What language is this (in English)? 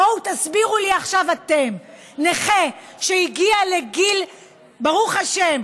Hebrew